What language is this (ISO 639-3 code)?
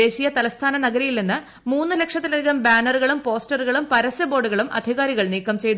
mal